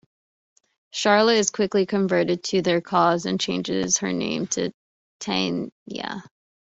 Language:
English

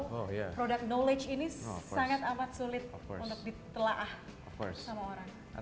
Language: Indonesian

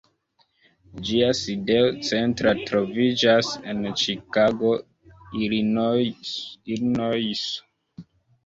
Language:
Esperanto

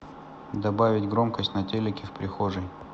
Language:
Russian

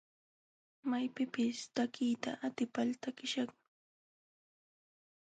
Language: Jauja Wanca Quechua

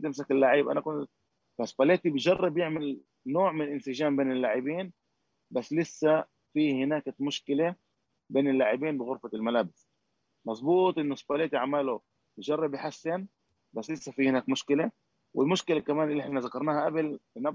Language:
Arabic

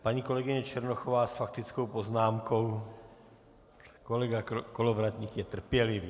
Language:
Czech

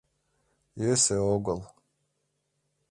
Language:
Mari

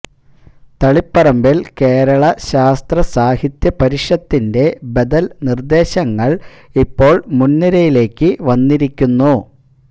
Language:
Malayalam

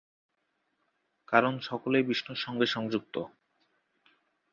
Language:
Bangla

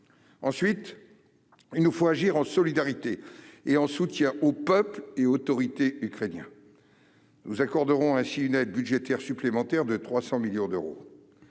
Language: French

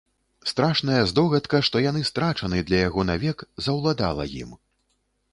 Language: Belarusian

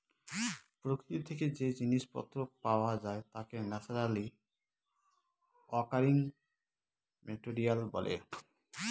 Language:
Bangla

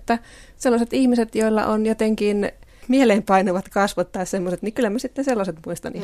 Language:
Finnish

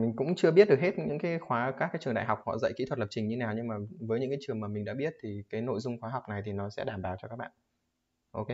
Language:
Vietnamese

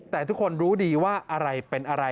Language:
Thai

